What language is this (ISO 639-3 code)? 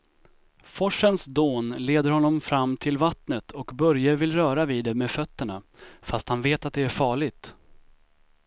swe